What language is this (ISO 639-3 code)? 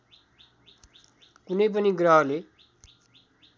nep